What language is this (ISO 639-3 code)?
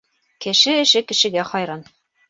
bak